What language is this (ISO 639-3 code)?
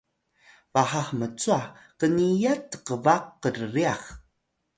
tay